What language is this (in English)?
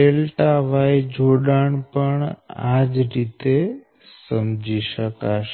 Gujarati